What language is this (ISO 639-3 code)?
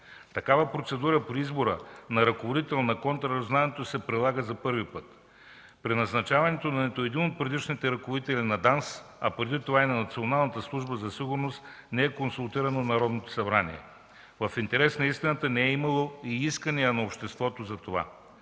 bul